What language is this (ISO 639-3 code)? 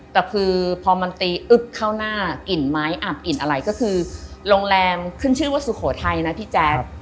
tha